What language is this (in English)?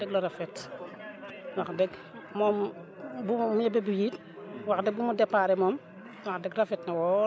Wolof